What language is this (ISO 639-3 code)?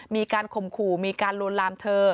tha